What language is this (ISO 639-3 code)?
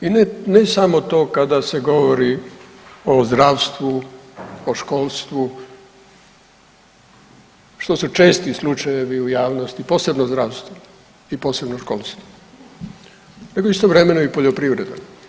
hrv